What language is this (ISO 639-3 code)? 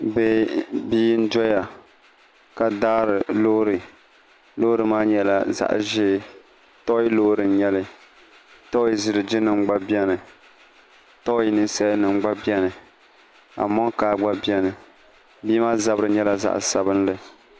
dag